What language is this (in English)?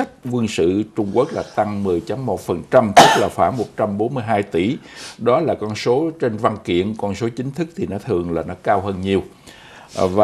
Vietnamese